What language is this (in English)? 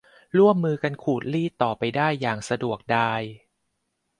Thai